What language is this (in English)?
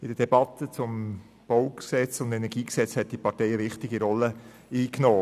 Swiss German